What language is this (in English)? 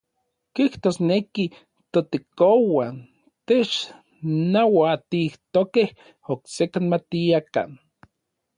Orizaba Nahuatl